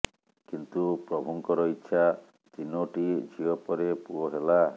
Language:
Odia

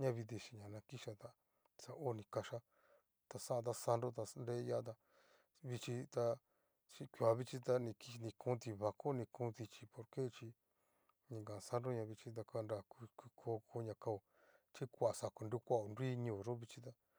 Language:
Cacaloxtepec Mixtec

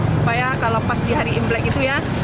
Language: Indonesian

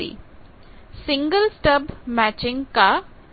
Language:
Hindi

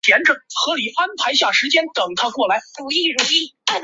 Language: Chinese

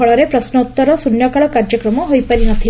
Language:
Odia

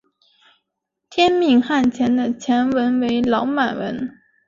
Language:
Chinese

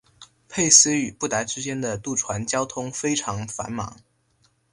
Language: Chinese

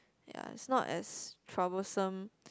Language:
English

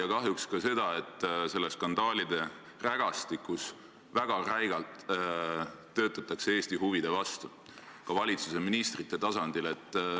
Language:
Estonian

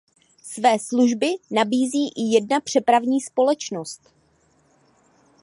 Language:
Czech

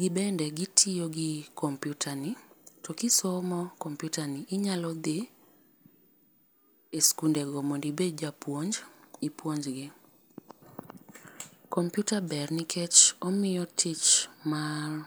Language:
Luo (Kenya and Tanzania)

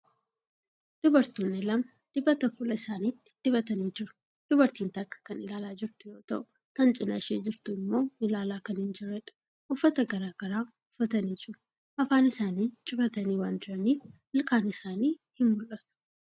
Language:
Oromo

